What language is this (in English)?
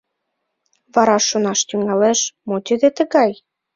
Mari